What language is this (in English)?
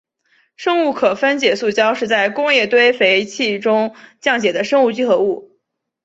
Chinese